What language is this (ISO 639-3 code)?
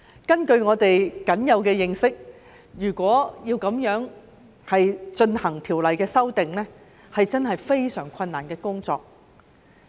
yue